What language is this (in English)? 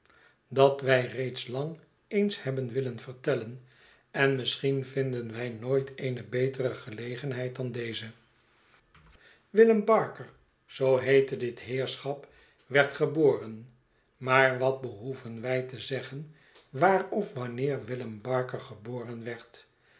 Dutch